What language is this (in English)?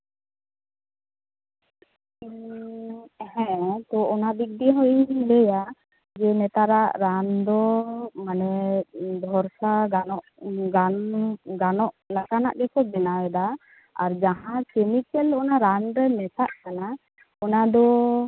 Santali